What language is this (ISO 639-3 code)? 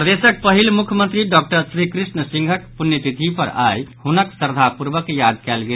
mai